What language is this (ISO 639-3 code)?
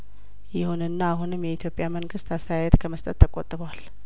amh